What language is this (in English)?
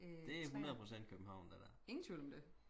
Danish